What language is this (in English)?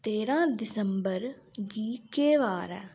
Dogri